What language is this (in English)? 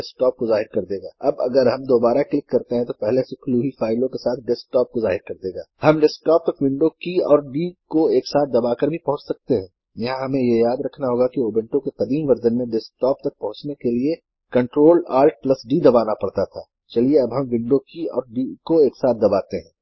Urdu